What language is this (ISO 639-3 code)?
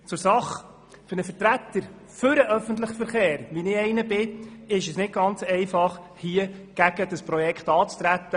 gsw